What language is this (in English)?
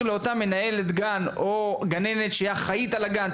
Hebrew